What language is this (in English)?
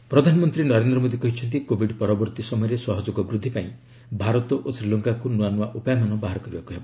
Odia